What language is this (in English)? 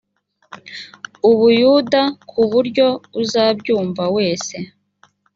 Kinyarwanda